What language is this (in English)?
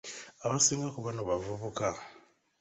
Ganda